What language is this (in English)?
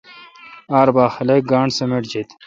Kalkoti